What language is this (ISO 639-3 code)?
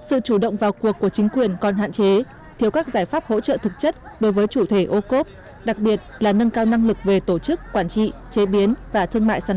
vie